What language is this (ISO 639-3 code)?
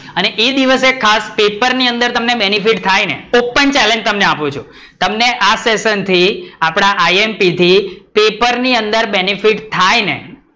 guj